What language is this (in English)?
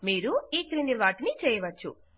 Telugu